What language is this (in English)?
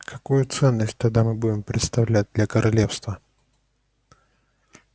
Russian